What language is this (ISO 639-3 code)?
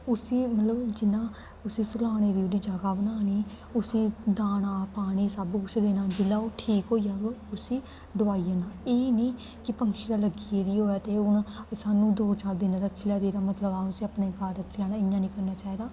doi